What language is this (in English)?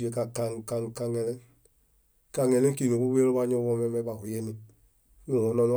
Bayot